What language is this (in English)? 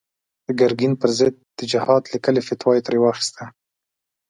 Pashto